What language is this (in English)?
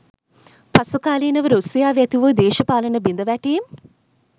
Sinhala